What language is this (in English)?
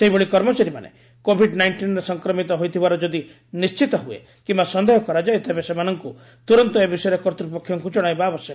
Odia